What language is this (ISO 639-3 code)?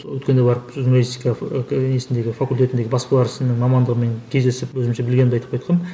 kaz